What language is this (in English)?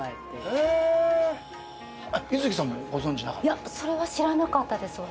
Japanese